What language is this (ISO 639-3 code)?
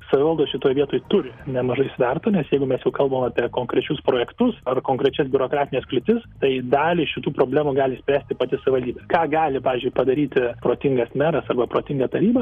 lit